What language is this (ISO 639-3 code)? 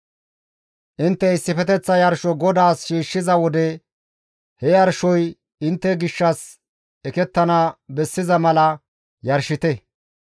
gmv